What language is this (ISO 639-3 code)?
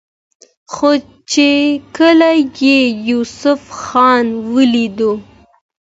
pus